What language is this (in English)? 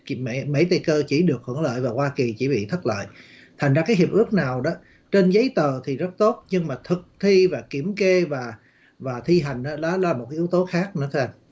Vietnamese